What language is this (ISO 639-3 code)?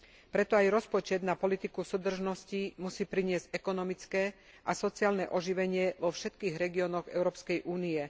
slk